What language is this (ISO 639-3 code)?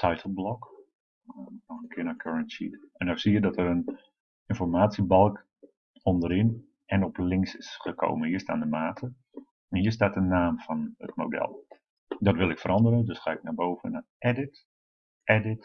nld